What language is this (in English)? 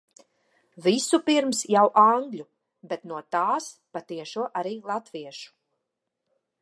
Latvian